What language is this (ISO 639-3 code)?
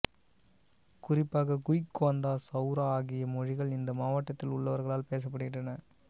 tam